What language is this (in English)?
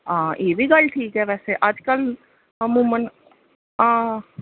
Dogri